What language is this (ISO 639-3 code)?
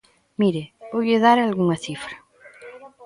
glg